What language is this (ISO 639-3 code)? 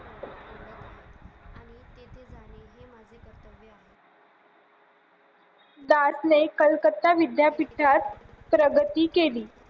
mar